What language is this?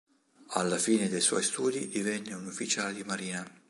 Italian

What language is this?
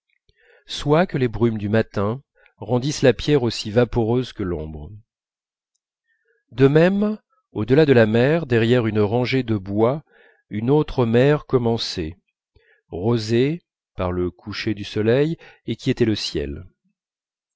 French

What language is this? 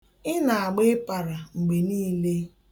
Igbo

